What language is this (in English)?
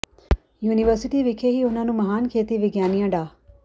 Punjabi